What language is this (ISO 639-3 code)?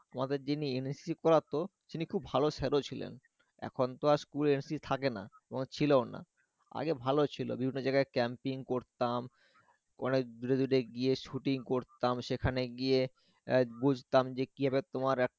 ben